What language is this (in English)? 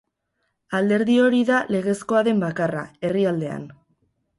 Basque